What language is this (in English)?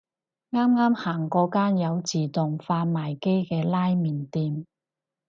Cantonese